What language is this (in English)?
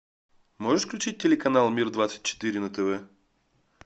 Russian